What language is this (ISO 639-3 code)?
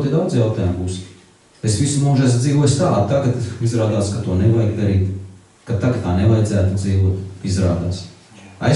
lav